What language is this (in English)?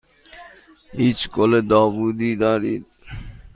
Persian